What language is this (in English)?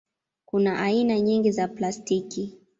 Swahili